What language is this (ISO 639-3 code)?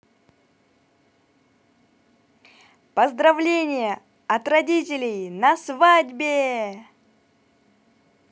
rus